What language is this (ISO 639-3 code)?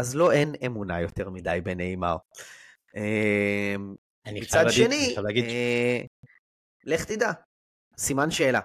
heb